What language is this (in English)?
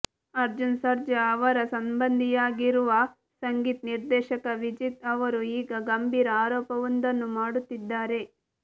Kannada